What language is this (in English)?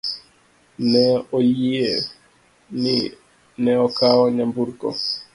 Luo (Kenya and Tanzania)